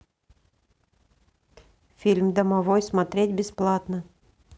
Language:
Russian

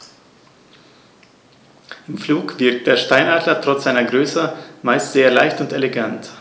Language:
German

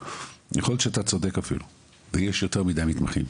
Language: Hebrew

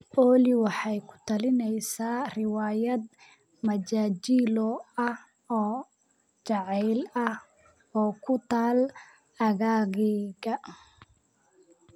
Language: Somali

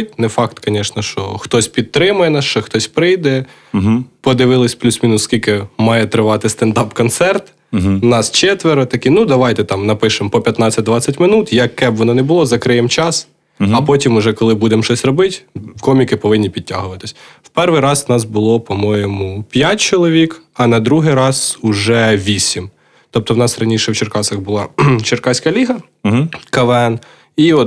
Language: Ukrainian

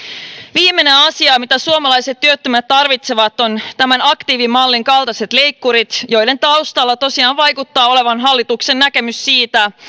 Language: Finnish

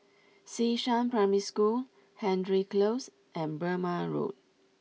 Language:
English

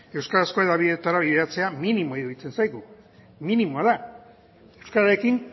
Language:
Basque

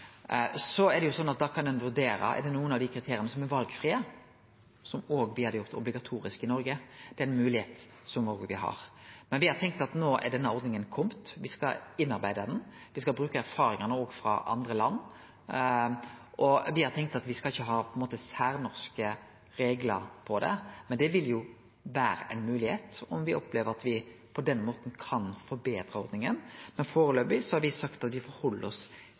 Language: Norwegian Nynorsk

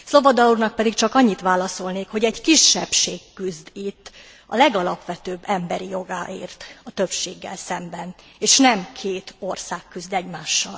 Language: Hungarian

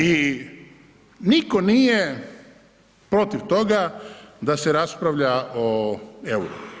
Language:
Croatian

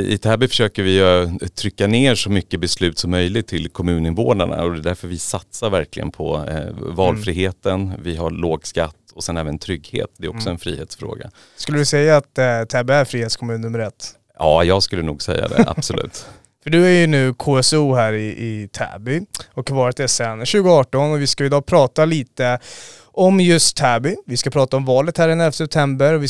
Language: Swedish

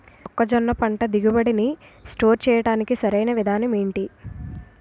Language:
Telugu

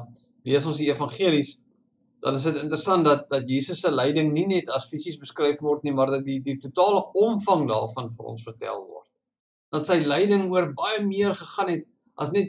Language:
Dutch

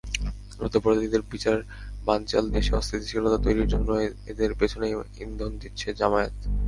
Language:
Bangla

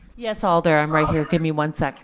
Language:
English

